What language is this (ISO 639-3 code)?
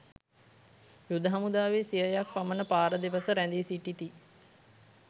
sin